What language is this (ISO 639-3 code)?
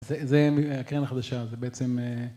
heb